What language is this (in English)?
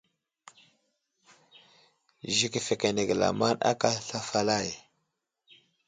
Wuzlam